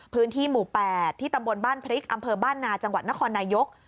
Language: Thai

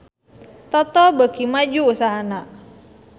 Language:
Sundanese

